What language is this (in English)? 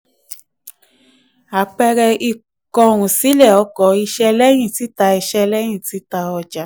Yoruba